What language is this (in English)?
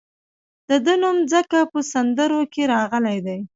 Pashto